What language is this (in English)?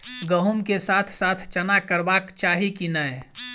Maithili